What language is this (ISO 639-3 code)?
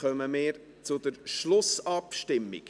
gsw